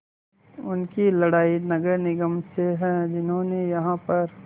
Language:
Hindi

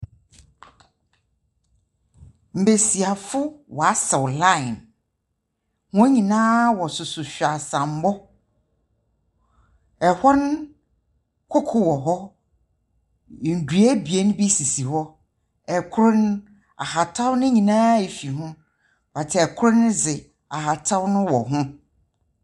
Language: Akan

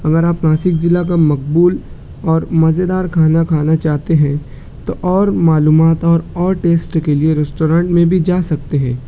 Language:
Urdu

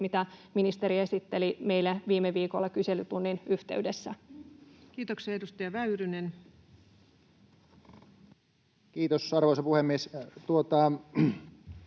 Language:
Finnish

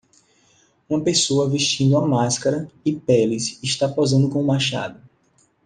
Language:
Portuguese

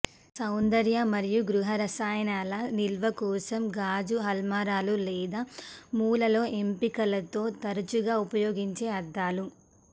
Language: Telugu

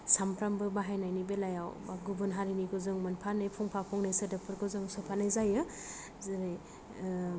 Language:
Bodo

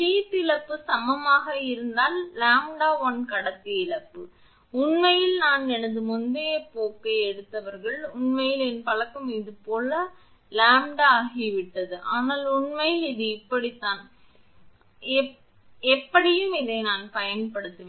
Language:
Tamil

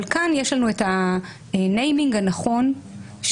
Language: Hebrew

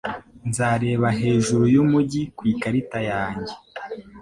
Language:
Kinyarwanda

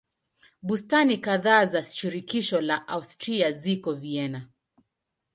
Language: Swahili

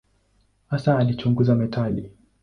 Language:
Swahili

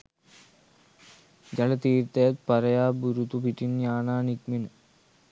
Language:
Sinhala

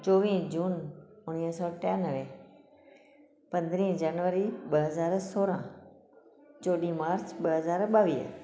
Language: Sindhi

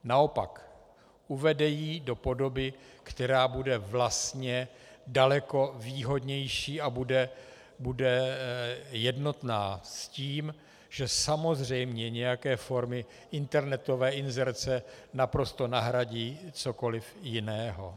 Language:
Czech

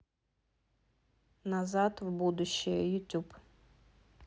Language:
Russian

